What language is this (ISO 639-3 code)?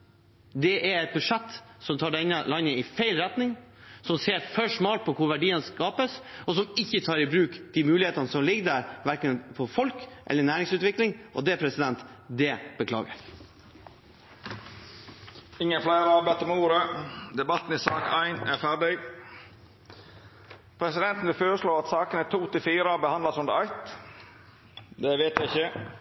nor